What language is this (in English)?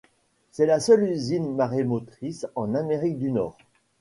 French